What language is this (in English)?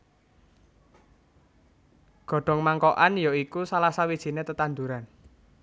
Javanese